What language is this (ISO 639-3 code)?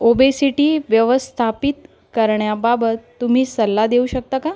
mar